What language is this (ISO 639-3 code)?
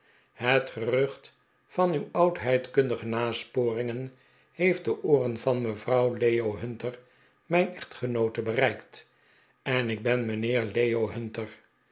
nld